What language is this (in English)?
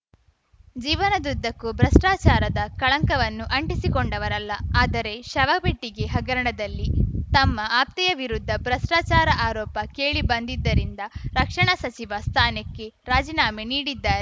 Kannada